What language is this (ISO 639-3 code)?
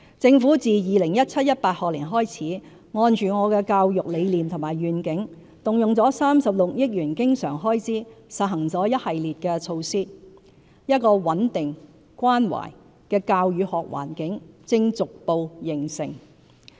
yue